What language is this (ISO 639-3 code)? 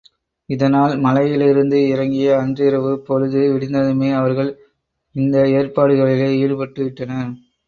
tam